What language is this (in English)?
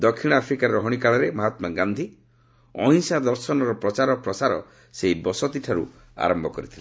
Odia